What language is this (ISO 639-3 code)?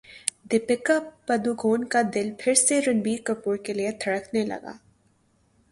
urd